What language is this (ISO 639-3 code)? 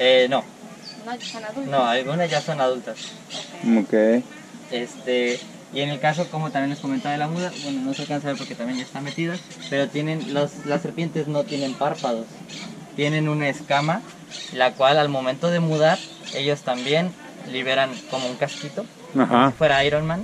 spa